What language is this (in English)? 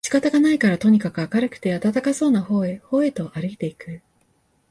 Japanese